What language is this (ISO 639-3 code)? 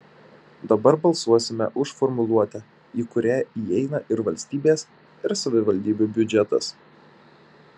lit